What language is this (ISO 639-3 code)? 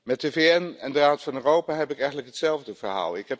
nld